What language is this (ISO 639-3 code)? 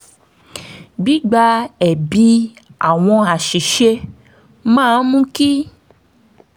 yor